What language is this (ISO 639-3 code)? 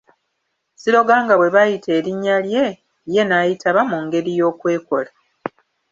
lug